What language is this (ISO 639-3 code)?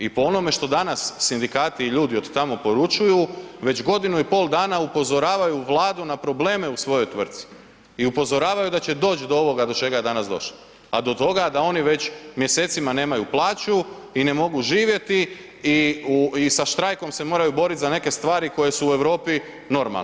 hrv